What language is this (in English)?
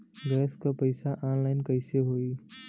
Bhojpuri